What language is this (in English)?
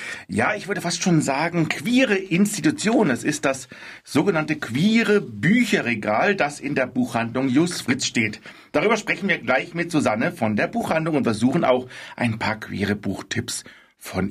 German